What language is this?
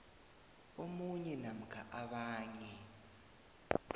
South Ndebele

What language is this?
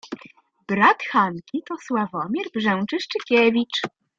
Polish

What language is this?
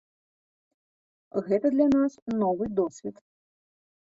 Belarusian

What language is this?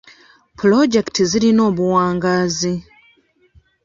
Ganda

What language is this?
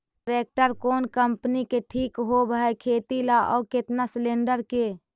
Magahi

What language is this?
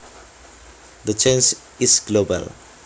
Javanese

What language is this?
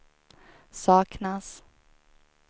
Swedish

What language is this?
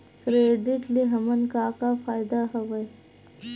Chhattisgarhi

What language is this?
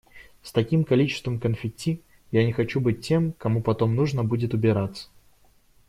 Russian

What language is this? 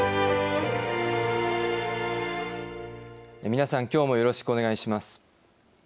Japanese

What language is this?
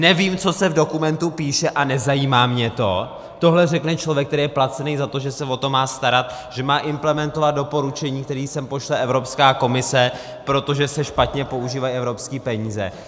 Czech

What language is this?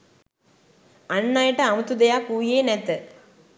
Sinhala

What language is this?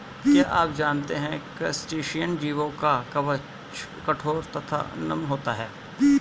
Hindi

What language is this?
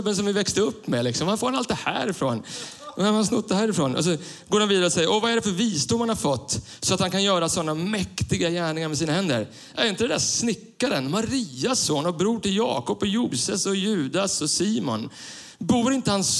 Swedish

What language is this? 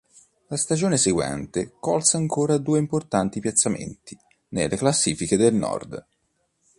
Italian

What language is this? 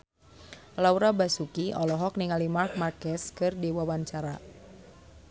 Sundanese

